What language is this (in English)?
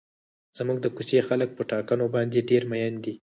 Pashto